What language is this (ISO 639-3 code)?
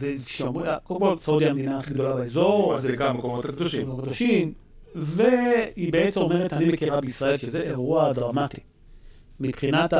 heb